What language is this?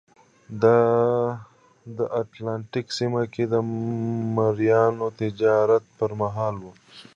Pashto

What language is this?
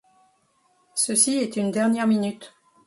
French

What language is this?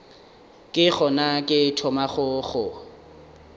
Northern Sotho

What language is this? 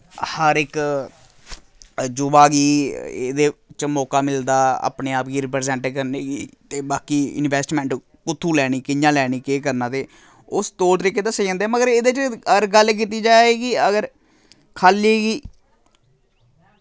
Dogri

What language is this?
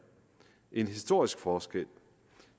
Danish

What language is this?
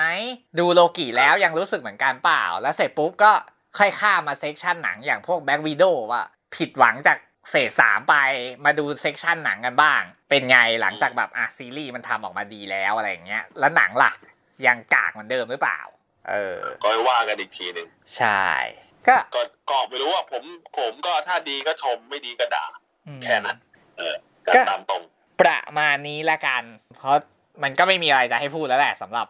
Thai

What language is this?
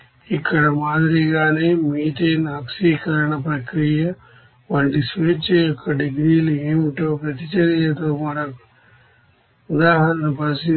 Telugu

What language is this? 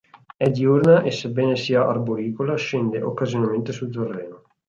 Italian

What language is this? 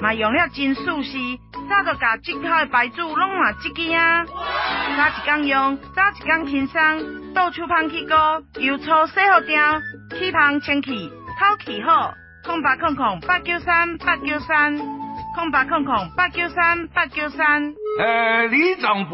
Chinese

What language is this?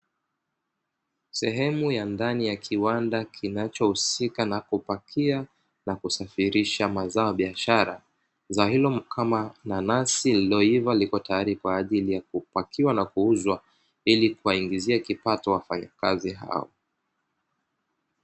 Swahili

